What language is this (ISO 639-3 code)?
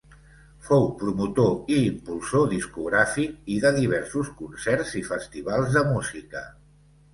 cat